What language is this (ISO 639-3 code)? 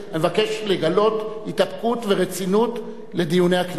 heb